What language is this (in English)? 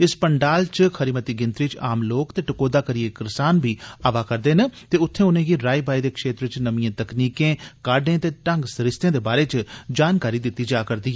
Dogri